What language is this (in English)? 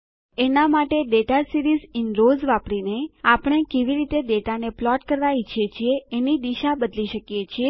Gujarati